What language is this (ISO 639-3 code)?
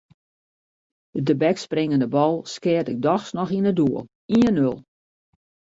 fry